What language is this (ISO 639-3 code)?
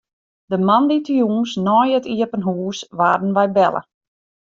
fry